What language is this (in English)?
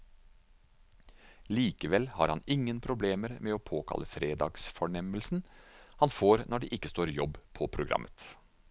Norwegian